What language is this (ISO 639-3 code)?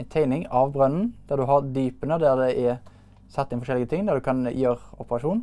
nor